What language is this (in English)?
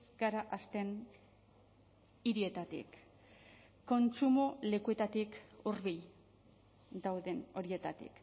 Basque